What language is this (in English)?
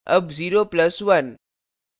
Hindi